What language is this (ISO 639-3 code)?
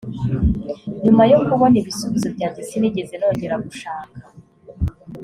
kin